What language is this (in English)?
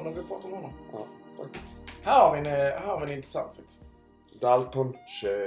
Swedish